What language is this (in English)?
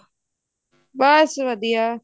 Punjabi